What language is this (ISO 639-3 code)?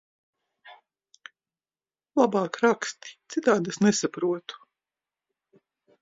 lav